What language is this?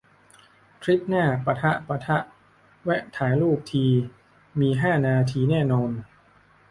Thai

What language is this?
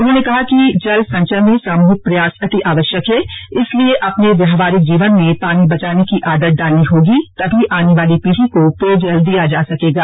Hindi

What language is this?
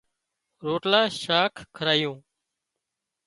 Wadiyara Koli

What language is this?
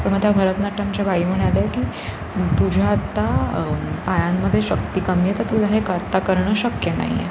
Marathi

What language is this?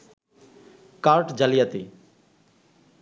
Bangla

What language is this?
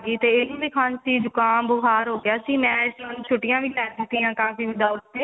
Punjabi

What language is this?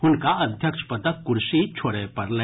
Maithili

